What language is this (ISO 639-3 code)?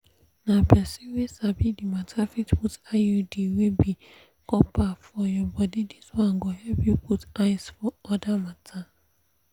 pcm